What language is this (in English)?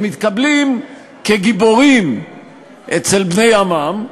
Hebrew